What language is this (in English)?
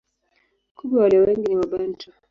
Swahili